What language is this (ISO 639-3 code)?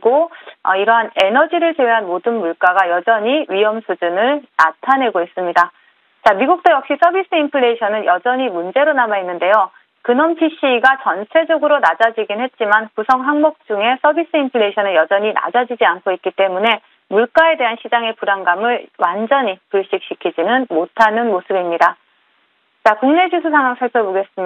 kor